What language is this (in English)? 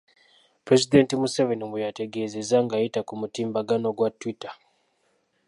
Ganda